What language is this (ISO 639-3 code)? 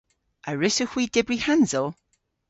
cor